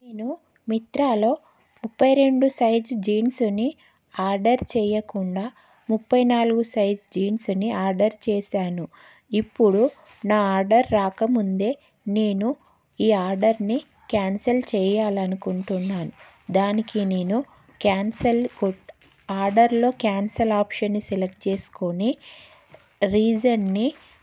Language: Telugu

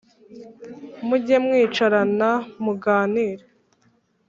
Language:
Kinyarwanda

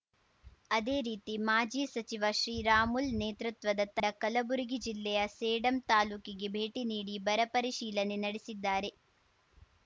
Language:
Kannada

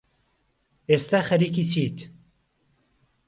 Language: Central Kurdish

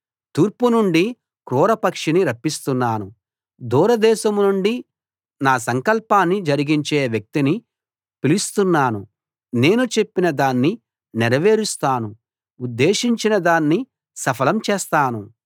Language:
Telugu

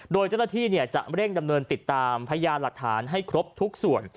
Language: Thai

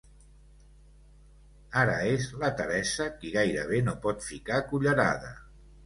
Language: Catalan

